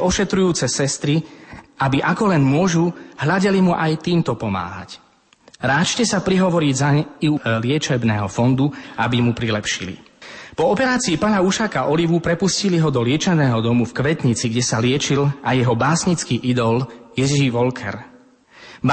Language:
Slovak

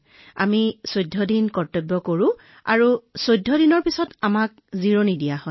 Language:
Assamese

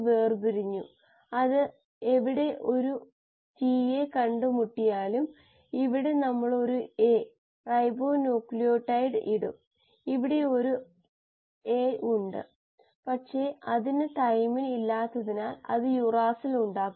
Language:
Malayalam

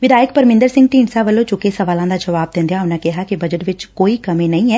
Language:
Punjabi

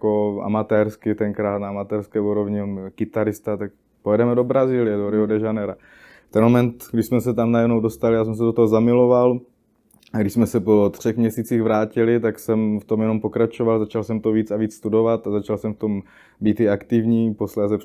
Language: Czech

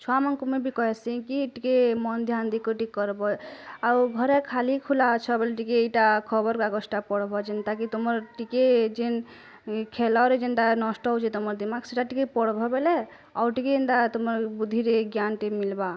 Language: Odia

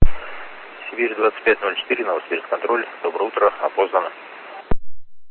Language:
Russian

